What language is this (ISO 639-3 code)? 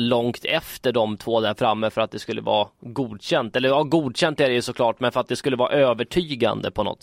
swe